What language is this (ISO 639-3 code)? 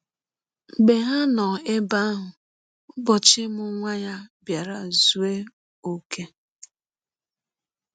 ibo